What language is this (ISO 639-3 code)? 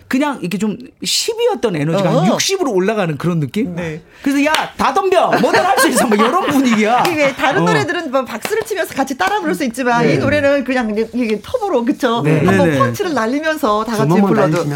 kor